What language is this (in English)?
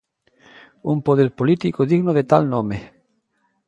Galician